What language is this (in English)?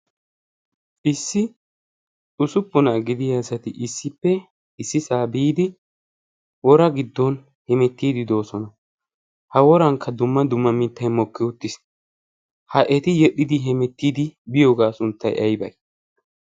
Wolaytta